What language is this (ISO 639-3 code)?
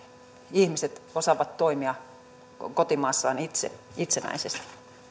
fin